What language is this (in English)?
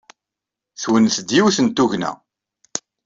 Kabyle